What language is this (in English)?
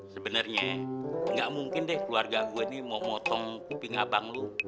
Indonesian